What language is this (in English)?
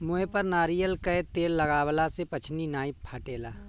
Bhojpuri